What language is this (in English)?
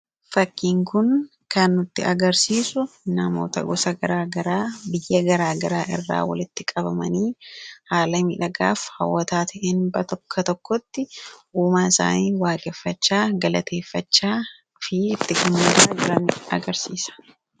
Oromo